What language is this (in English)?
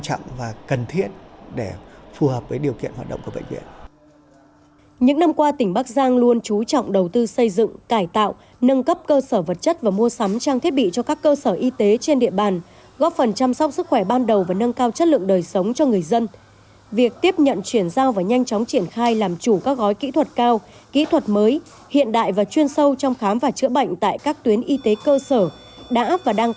Vietnamese